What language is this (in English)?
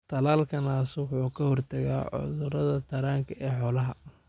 Somali